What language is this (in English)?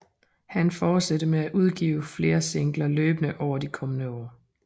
Danish